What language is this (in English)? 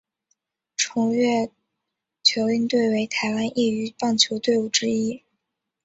Chinese